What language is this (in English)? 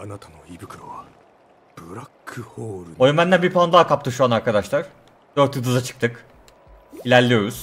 Turkish